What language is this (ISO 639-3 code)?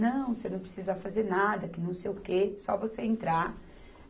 por